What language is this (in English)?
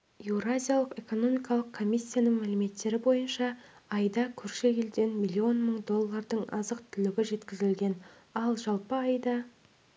Kazakh